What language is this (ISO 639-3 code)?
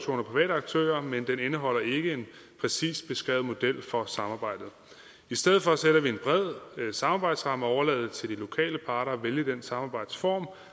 dan